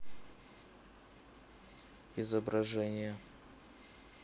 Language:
Russian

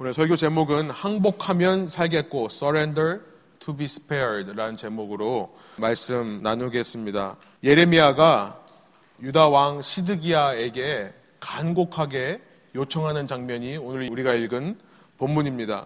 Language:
Korean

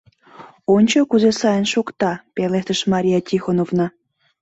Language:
Mari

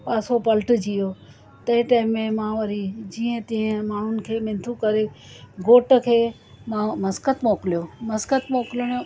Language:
Sindhi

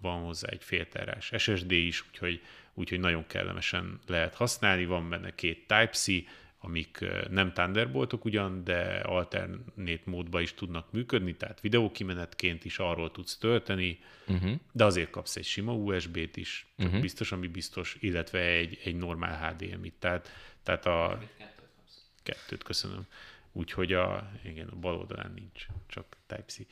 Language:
Hungarian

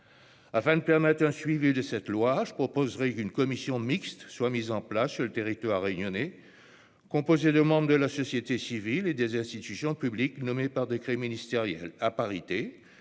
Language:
French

